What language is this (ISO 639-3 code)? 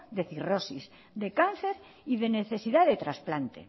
spa